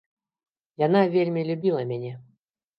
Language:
Belarusian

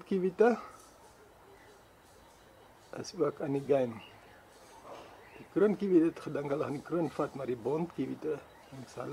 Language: Spanish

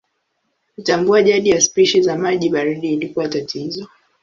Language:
Swahili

